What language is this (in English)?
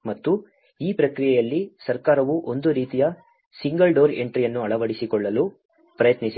Kannada